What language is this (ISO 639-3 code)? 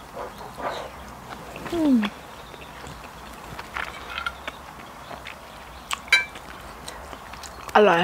tha